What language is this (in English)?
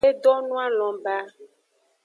Aja (Benin)